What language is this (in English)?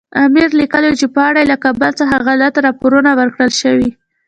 Pashto